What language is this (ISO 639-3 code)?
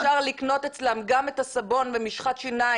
heb